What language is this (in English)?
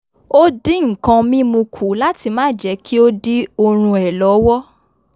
Yoruba